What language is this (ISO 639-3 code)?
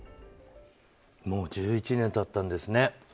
jpn